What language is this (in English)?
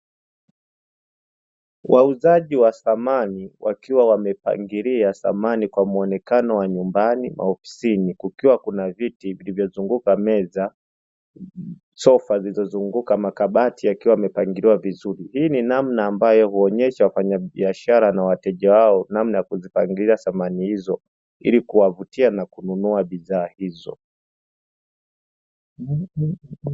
Swahili